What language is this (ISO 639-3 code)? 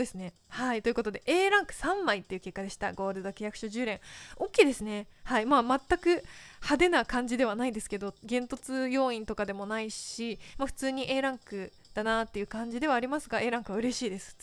jpn